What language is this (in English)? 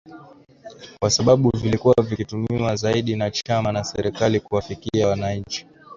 Swahili